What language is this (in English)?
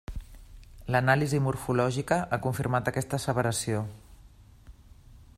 Catalan